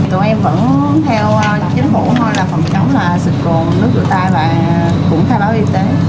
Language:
Vietnamese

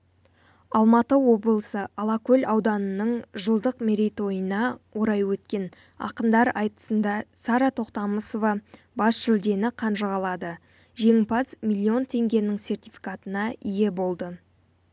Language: Kazakh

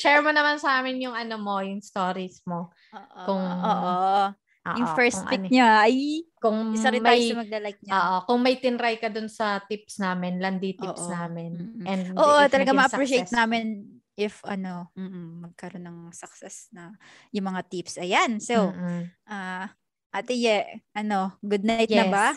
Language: Filipino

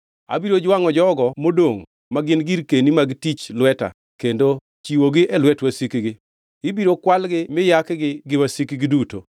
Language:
Luo (Kenya and Tanzania)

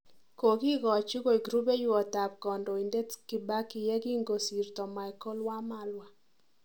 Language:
Kalenjin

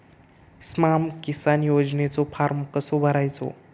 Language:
Marathi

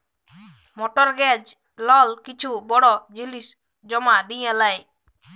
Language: Bangla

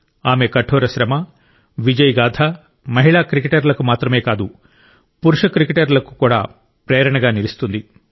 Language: Telugu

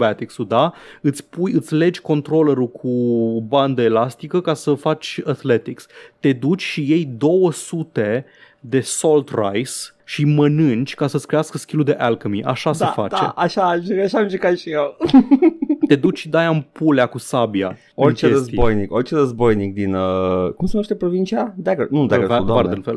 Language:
Romanian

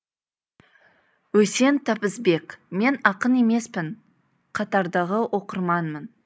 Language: Kazakh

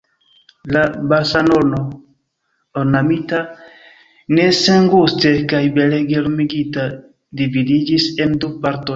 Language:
Esperanto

